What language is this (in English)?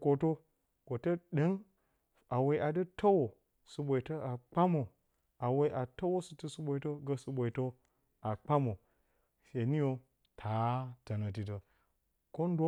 Bacama